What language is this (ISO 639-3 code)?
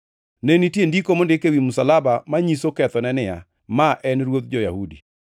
luo